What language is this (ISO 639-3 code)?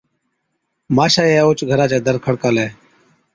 odk